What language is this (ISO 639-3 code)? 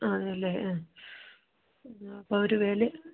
mal